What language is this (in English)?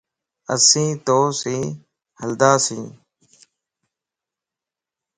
Lasi